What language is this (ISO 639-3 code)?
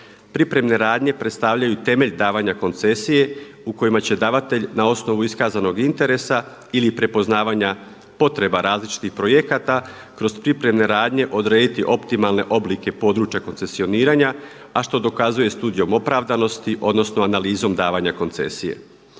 hrv